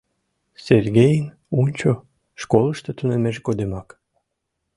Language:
Mari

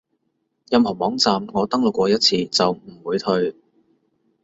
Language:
Cantonese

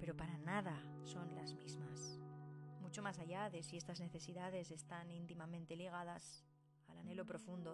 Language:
Spanish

